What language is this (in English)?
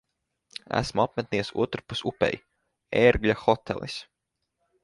Latvian